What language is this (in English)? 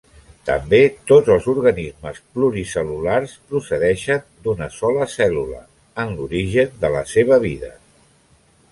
Catalan